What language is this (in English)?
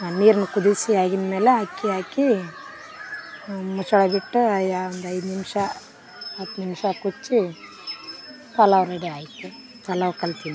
Kannada